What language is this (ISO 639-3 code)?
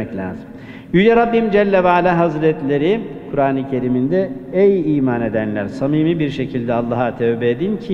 tur